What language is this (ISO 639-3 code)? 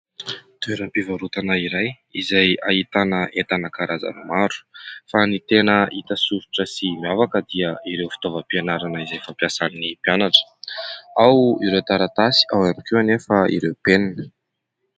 mlg